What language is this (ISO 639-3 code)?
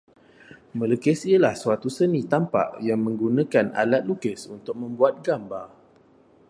msa